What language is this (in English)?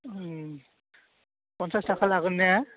Bodo